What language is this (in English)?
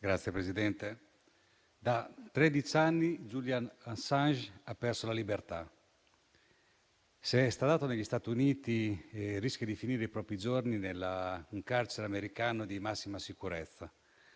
Italian